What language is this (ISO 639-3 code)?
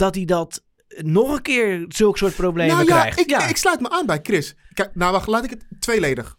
nld